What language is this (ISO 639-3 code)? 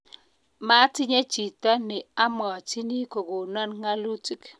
kln